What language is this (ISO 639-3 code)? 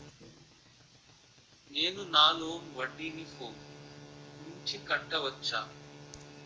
tel